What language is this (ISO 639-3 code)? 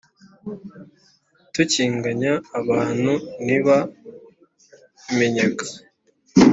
kin